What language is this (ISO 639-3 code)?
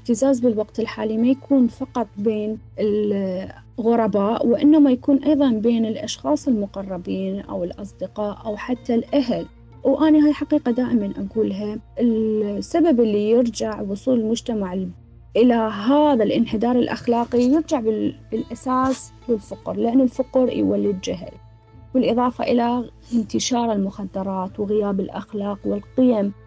ara